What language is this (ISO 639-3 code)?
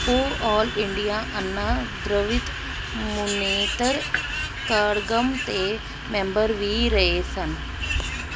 pan